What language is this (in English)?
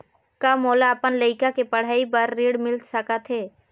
Chhattisgarhi